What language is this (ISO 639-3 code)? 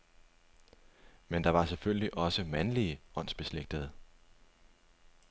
dan